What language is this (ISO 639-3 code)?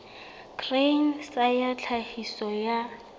sot